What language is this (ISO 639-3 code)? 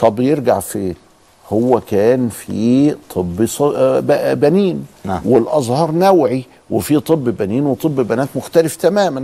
ara